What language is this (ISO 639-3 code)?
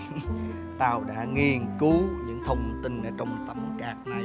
vie